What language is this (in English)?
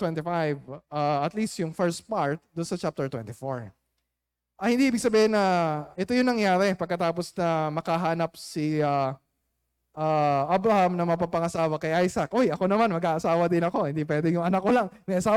Filipino